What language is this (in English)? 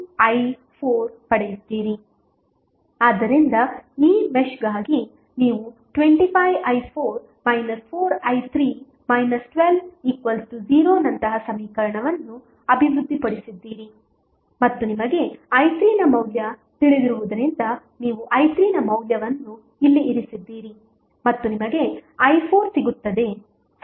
Kannada